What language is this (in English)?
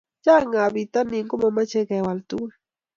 Kalenjin